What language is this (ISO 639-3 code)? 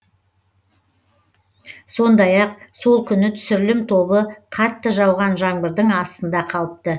kaz